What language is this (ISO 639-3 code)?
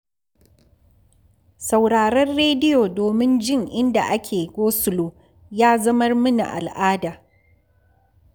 hau